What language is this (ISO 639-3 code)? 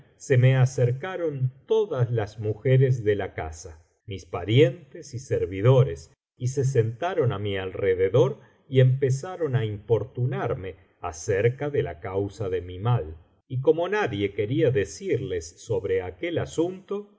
spa